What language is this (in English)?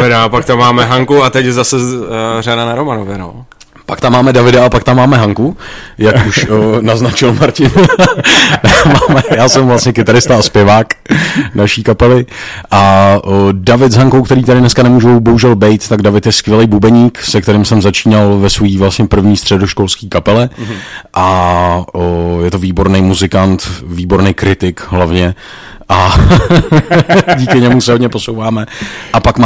Czech